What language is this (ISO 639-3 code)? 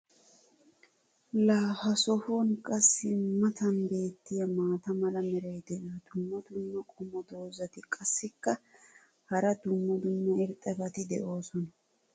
wal